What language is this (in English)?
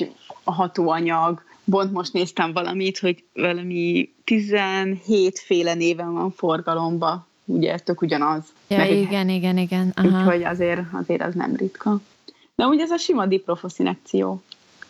Hungarian